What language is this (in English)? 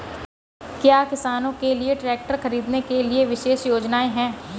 Hindi